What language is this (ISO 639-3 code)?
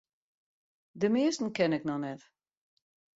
fry